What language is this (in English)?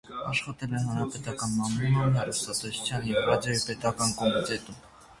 Armenian